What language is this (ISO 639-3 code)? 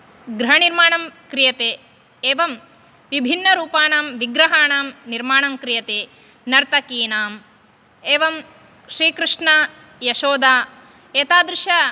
san